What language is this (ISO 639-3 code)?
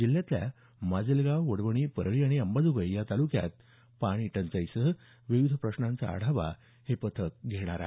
mar